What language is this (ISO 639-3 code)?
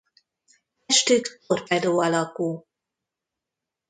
hun